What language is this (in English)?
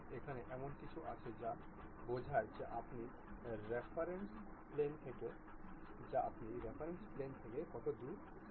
Bangla